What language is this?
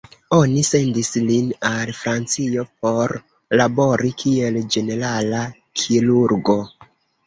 Esperanto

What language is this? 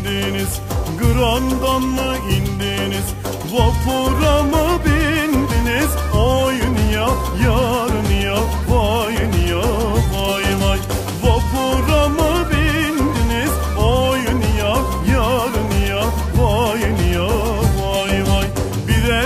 Turkish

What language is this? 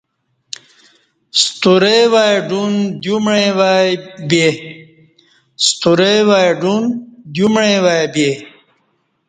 Kati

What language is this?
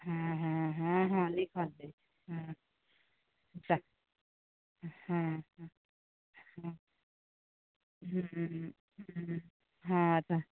Maithili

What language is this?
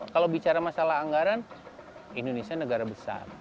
Indonesian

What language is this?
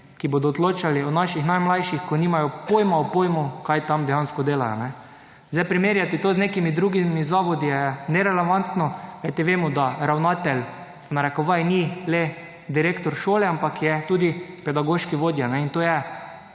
Slovenian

